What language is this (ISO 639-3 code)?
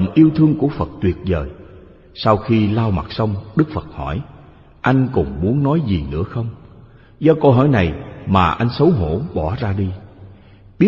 vie